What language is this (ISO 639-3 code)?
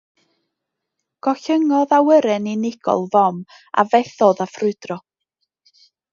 cym